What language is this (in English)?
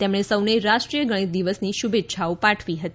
Gujarati